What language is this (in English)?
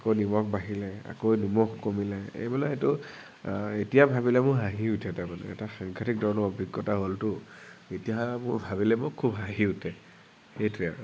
Assamese